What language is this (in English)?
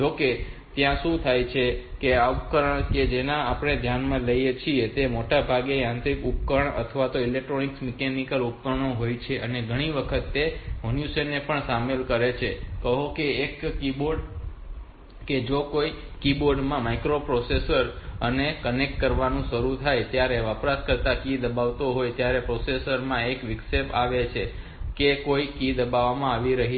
Gujarati